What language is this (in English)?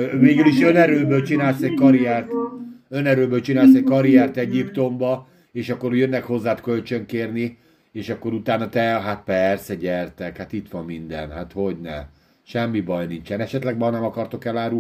Hungarian